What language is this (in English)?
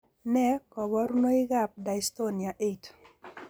Kalenjin